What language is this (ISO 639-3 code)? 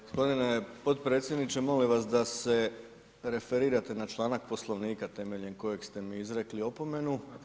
hrv